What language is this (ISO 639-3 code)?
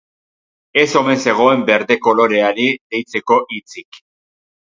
eus